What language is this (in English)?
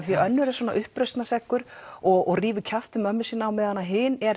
Icelandic